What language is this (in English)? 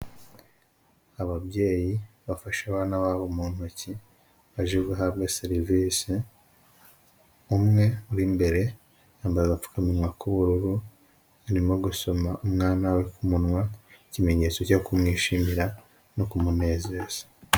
Kinyarwanda